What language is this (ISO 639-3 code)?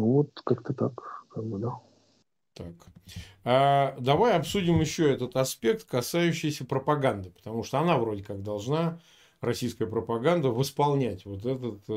rus